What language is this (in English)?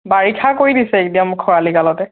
Assamese